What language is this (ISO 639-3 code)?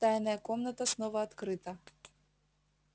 rus